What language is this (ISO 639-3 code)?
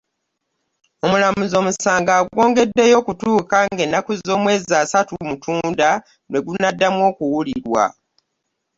lug